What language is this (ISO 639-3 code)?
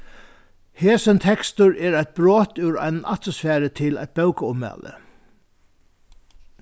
fao